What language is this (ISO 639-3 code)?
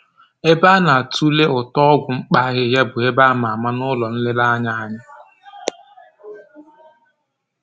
ibo